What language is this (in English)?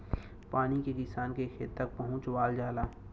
Bhojpuri